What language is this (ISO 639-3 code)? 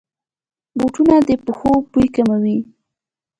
pus